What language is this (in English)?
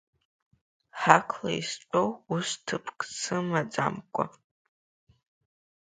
Abkhazian